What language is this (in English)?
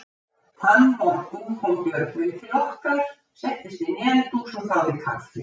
Icelandic